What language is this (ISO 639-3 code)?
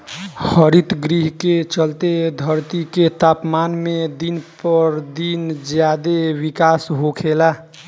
bho